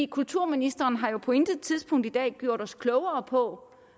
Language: Danish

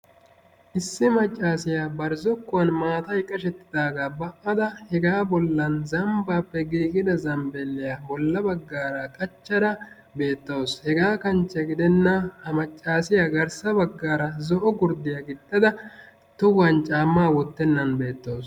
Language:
Wolaytta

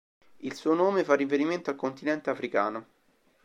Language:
Italian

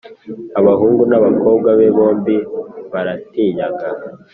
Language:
Kinyarwanda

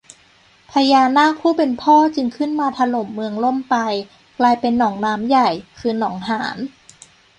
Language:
Thai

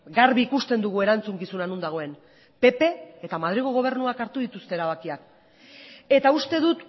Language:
Basque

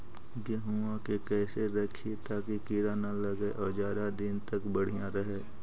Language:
Magahi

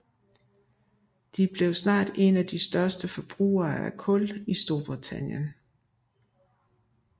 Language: Danish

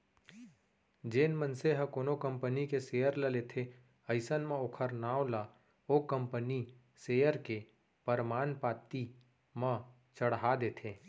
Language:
Chhattisgarhi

